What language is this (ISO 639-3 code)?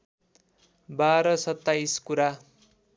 nep